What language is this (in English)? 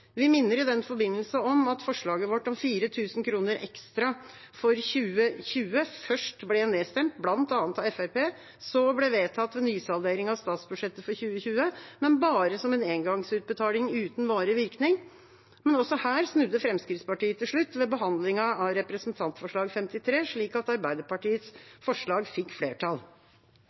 Norwegian Bokmål